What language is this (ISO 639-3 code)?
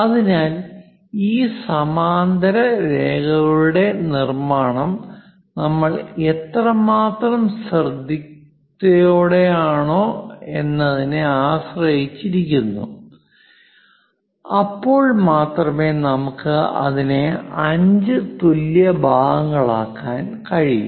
mal